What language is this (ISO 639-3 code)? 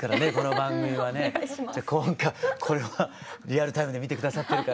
jpn